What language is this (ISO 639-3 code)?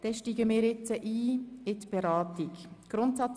gsw